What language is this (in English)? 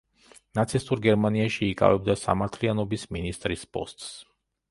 Georgian